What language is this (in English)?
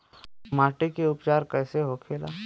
Bhojpuri